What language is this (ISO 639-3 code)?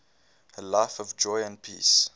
eng